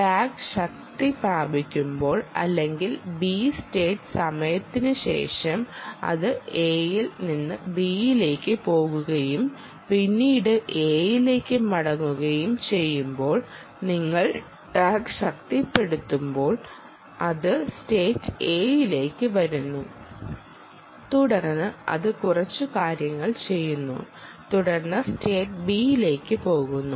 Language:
Malayalam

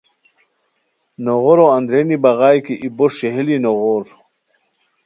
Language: Khowar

